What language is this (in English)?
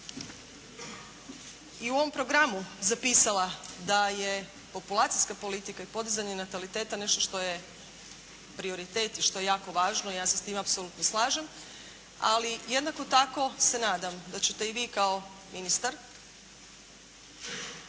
Croatian